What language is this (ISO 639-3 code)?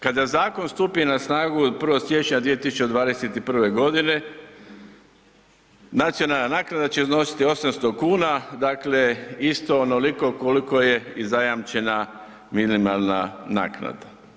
hrv